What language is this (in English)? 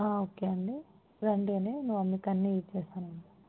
Telugu